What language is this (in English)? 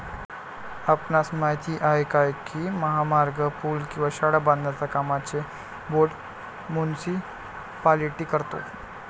Marathi